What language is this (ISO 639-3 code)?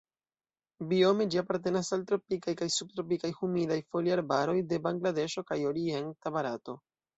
epo